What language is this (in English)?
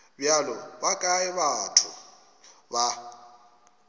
Northern Sotho